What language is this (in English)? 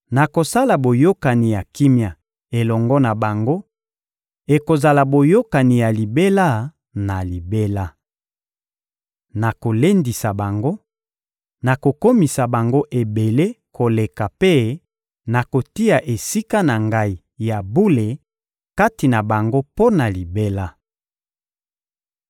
Lingala